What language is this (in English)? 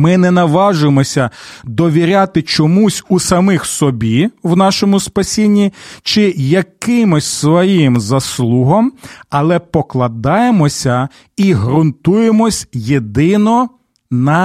Ukrainian